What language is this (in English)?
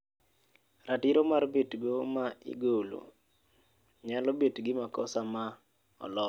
Luo (Kenya and Tanzania)